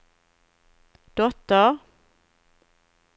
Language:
Swedish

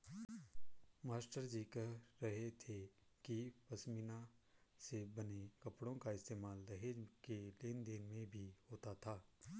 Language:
Hindi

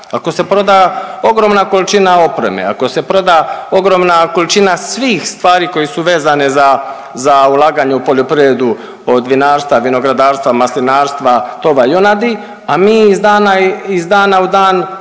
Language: Croatian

